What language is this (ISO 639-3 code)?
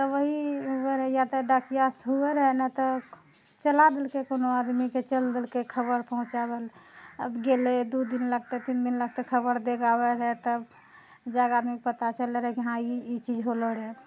mai